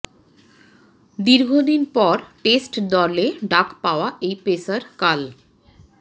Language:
Bangla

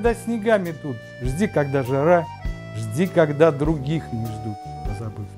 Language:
Russian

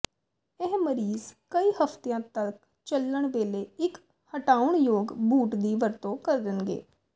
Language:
Punjabi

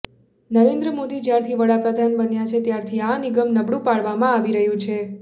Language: Gujarati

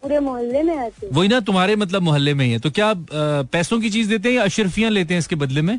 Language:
Hindi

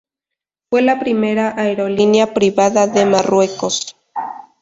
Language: Spanish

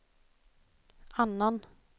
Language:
Swedish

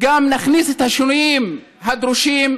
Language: Hebrew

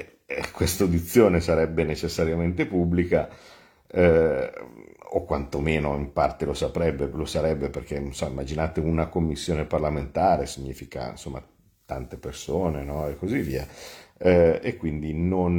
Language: Italian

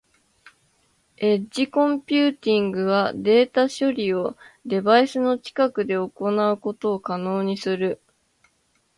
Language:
Japanese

